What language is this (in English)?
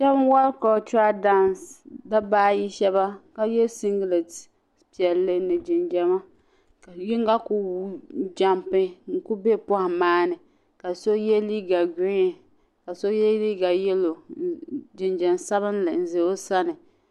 Dagbani